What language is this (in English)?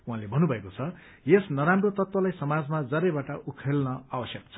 Nepali